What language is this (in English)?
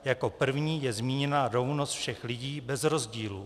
Czech